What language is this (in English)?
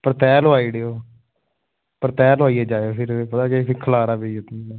Dogri